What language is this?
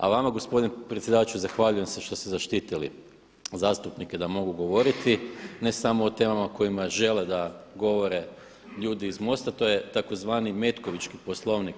Croatian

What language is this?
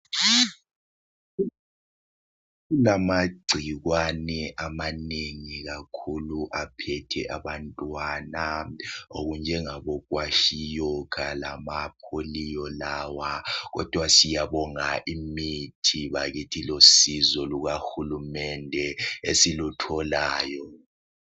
North Ndebele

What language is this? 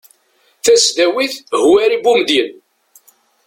Kabyle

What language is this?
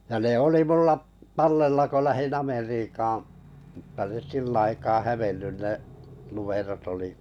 Finnish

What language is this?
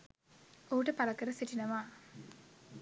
Sinhala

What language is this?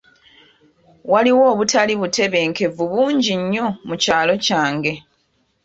Ganda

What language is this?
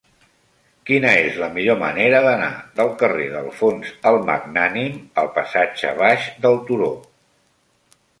Catalan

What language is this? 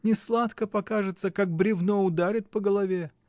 Russian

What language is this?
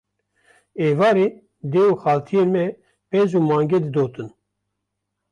Kurdish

